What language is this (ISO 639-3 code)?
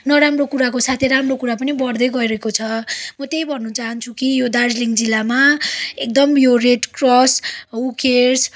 nep